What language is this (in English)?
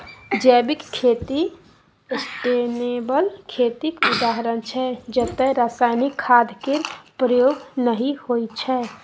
Maithili